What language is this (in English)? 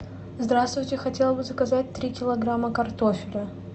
Russian